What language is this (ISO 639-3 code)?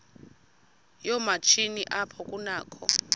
xho